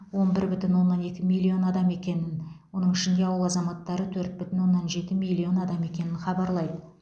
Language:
Kazakh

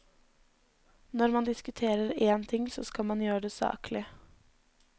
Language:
Norwegian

